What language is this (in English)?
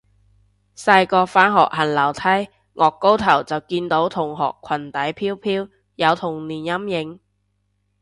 Cantonese